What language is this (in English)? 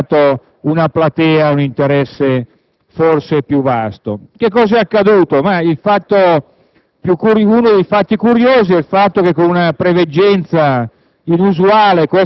Italian